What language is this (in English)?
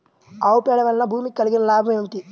Telugu